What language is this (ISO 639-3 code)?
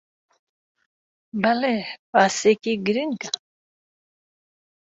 ckb